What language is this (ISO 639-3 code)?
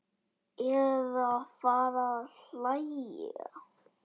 isl